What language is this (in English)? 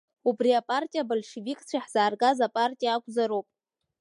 Abkhazian